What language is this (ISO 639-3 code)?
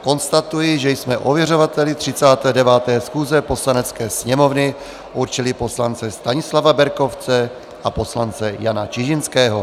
ces